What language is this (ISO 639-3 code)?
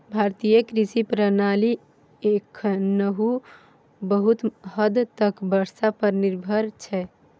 mai